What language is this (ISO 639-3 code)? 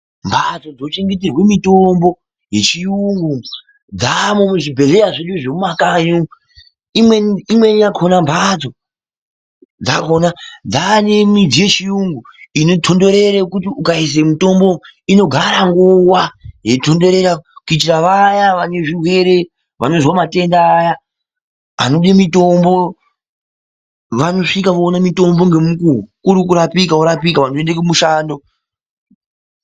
ndc